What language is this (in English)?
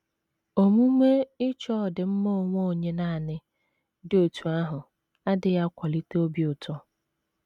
Igbo